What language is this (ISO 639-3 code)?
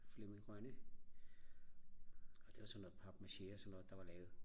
dan